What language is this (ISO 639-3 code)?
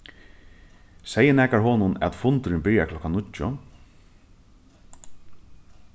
fao